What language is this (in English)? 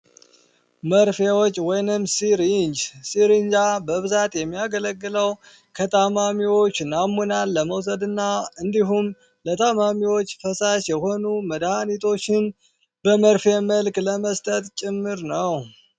Amharic